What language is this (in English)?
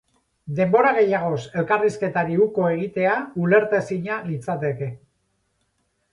Basque